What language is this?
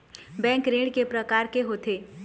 Chhattisgarhi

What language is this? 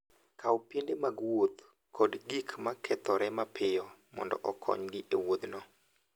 Luo (Kenya and Tanzania)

